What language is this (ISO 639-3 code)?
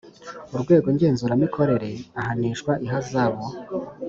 kin